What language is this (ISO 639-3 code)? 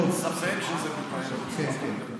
heb